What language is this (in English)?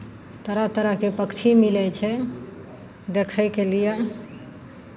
Maithili